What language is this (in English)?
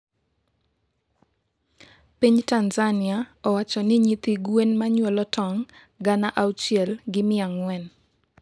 Luo (Kenya and Tanzania)